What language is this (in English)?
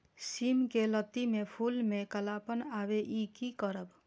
Maithili